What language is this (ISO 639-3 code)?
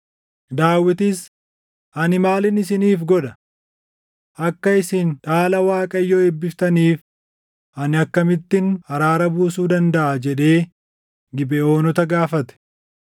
orm